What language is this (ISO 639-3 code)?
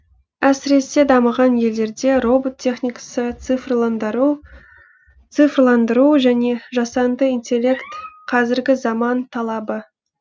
kaz